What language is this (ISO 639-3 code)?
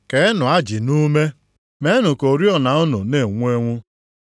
ibo